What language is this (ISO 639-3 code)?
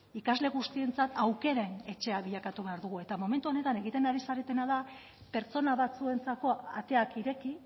eus